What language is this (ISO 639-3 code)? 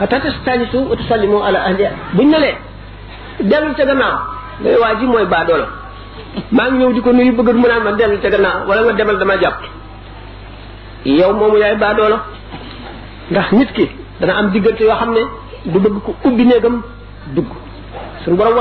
ara